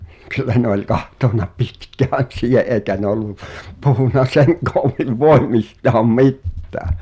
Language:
Finnish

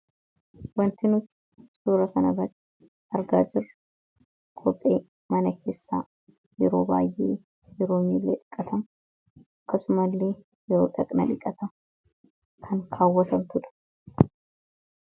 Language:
Oromo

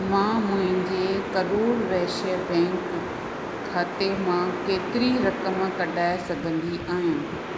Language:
Sindhi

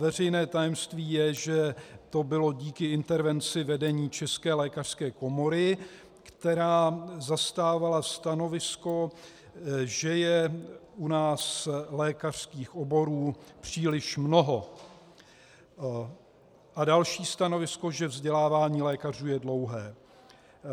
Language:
Czech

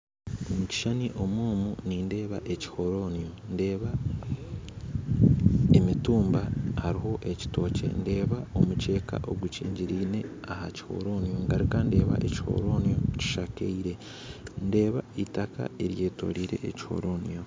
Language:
Nyankole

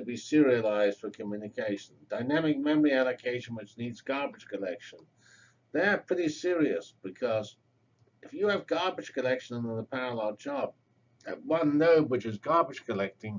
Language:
English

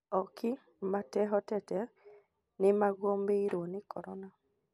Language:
Kikuyu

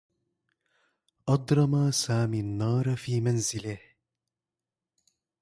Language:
Arabic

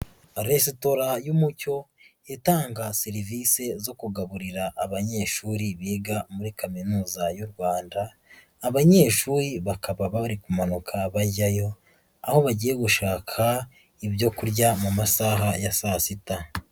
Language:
Kinyarwanda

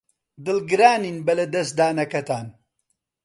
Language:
Central Kurdish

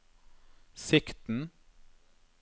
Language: Norwegian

